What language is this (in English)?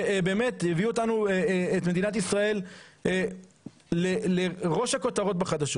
Hebrew